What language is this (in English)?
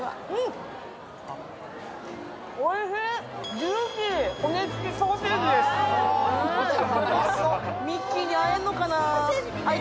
Japanese